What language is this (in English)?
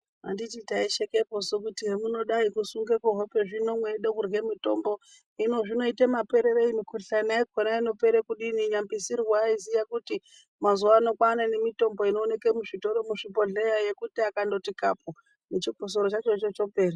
Ndau